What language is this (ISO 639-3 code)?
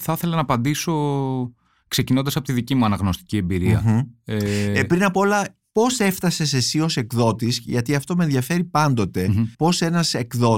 ell